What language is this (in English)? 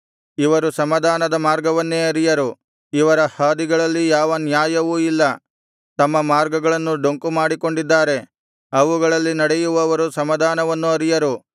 Kannada